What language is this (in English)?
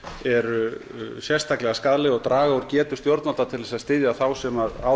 Icelandic